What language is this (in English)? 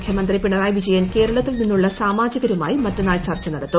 Malayalam